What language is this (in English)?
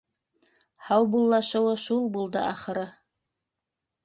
Bashkir